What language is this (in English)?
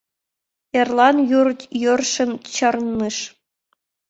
Mari